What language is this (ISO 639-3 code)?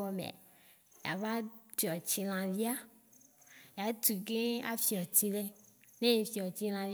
wci